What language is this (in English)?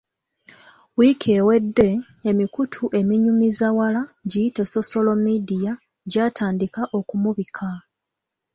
Ganda